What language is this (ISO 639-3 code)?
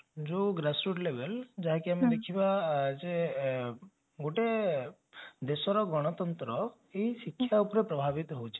ori